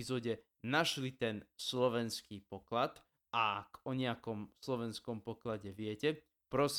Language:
Slovak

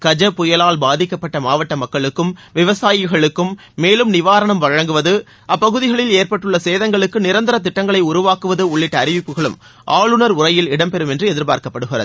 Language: Tamil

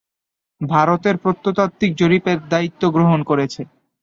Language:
Bangla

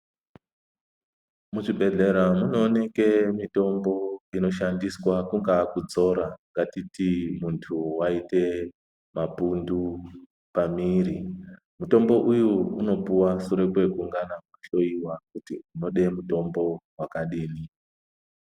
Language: Ndau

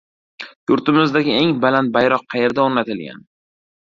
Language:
Uzbek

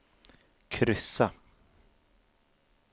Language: Swedish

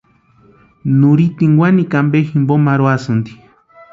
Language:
Western Highland Purepecha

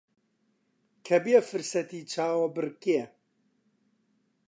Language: Central Kurdish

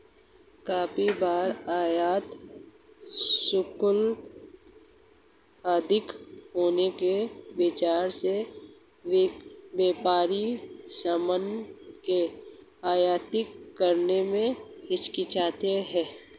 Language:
Hindi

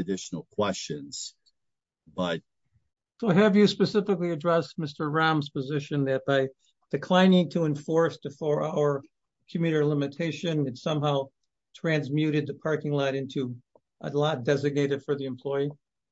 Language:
English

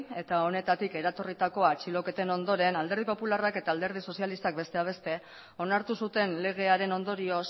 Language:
Basque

